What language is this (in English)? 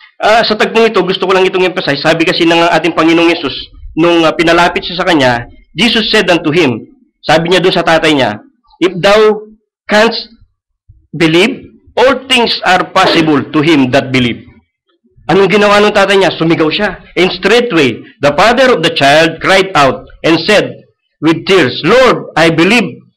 Filipino